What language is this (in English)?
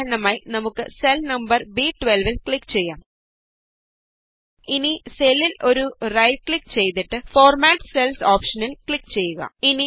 Malayalam